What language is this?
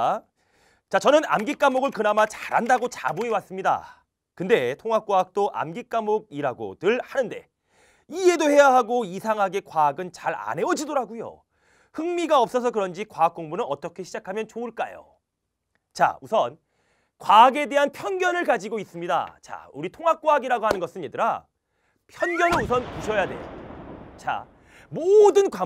Korean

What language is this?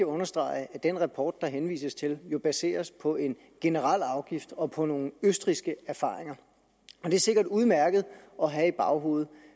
Danish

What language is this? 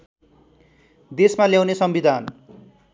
Nepali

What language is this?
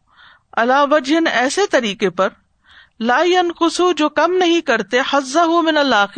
Urdu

